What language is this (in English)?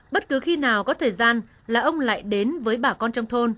Vietnamese